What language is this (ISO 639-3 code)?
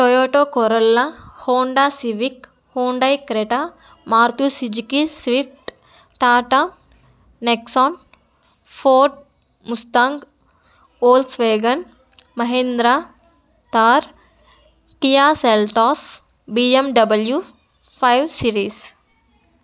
tel